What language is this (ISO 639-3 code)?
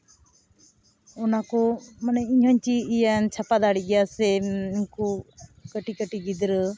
sat